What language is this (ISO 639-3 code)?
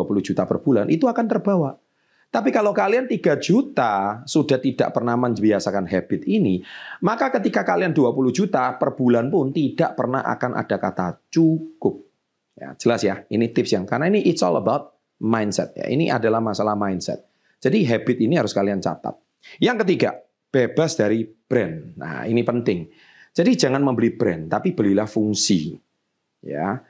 ind